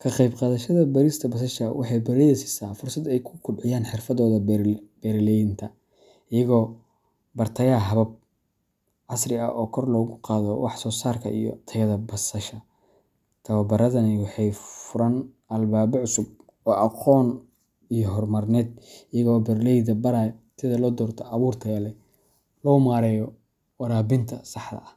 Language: Somali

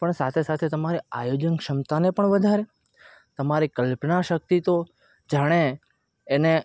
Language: Gujarati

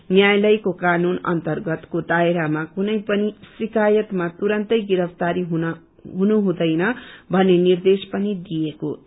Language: Nepali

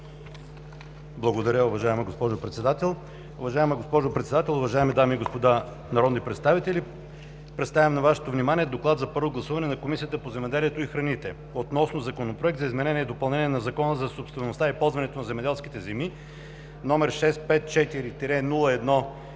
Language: Bulgarian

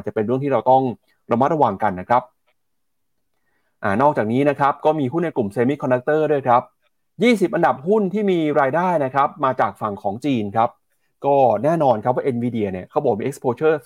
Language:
Thai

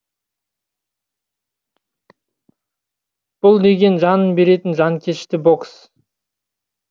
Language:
Kazakh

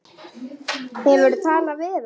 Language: Icelandic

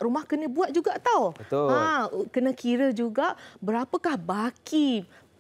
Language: Malay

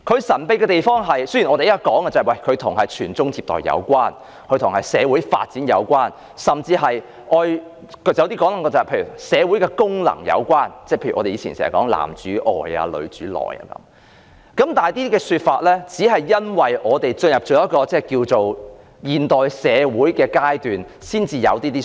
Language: Cantonese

